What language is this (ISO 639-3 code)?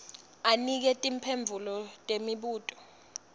ssw